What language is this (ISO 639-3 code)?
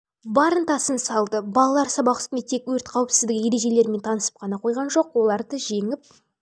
kaz